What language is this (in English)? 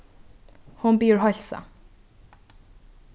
Faroese